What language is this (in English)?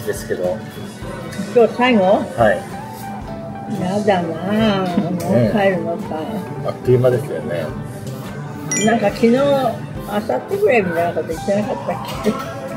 Japanese